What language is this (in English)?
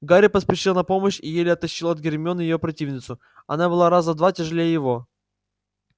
Russian